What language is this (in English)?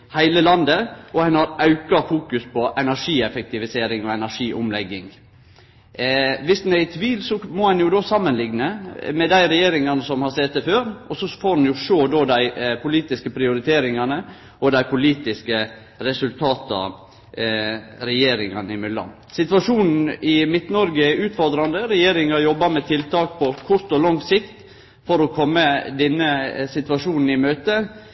Norwegian Nynorsk